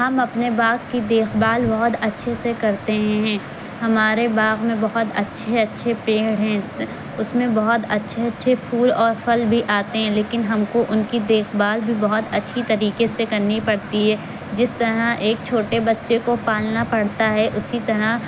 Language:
Urdu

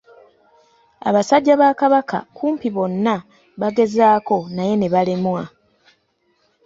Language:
Ganda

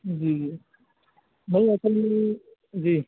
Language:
Urdu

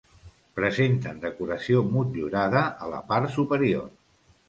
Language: Catalan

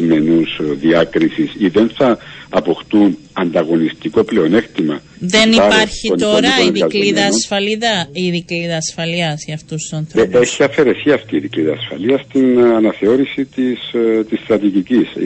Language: Greek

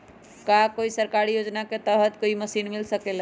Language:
Magahi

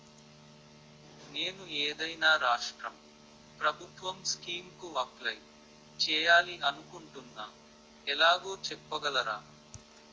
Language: Telugu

